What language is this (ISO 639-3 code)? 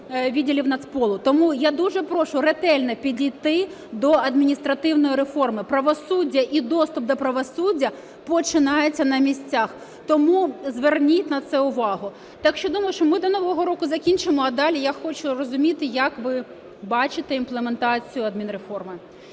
ukr